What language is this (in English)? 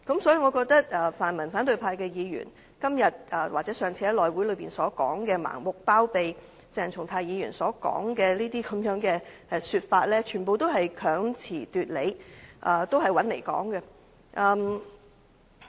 Cantonese